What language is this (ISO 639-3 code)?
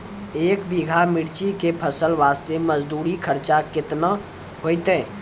mai